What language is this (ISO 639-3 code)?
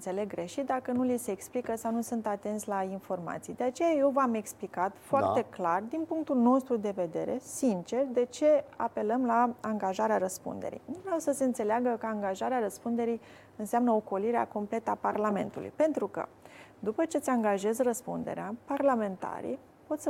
ron